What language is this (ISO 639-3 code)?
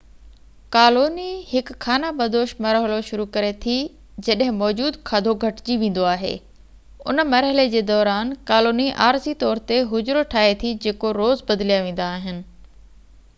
snd